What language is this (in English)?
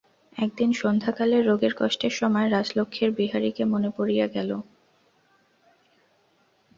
Bangla